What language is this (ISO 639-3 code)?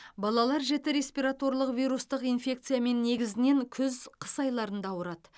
kaz